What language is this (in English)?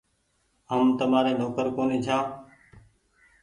Goaria